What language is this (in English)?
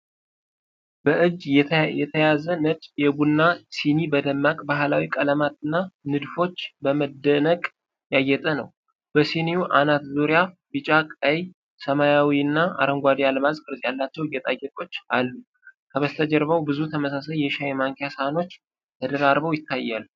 Amharic